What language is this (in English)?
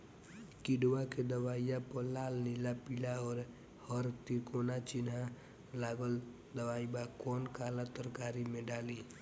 Bhojpuri